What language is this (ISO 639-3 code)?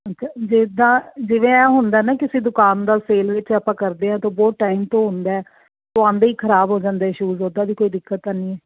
pan